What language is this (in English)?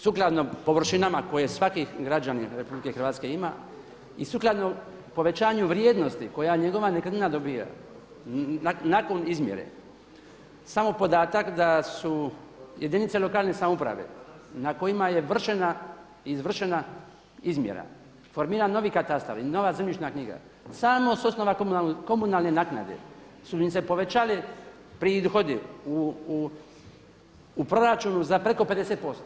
Croatian